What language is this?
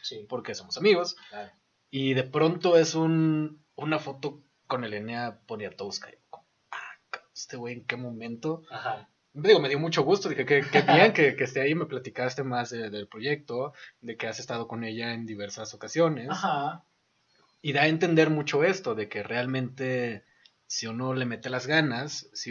Spanish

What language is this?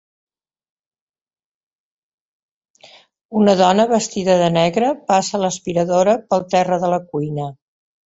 Catalan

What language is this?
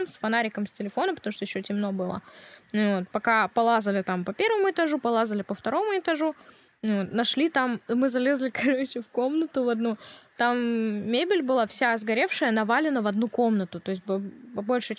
Russian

